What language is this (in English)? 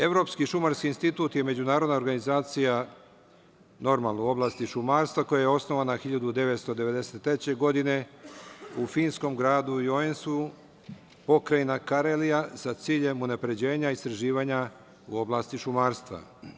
Serbian